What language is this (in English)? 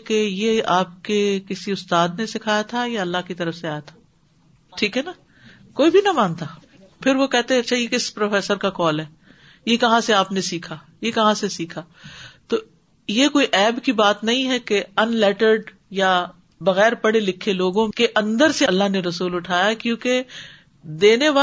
Urdu